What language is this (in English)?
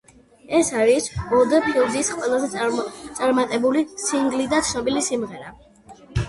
Georgian